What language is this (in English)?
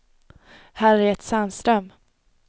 Swedish